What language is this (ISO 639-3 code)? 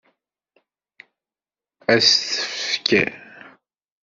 kab